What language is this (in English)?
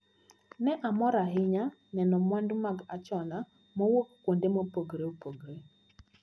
Luo (Kenya and Tanzania)